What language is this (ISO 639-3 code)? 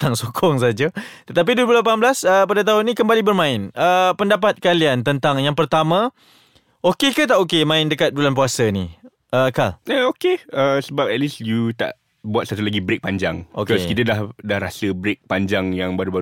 msa